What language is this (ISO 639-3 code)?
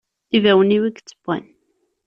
kab